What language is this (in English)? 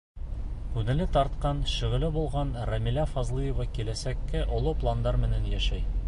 Bashkir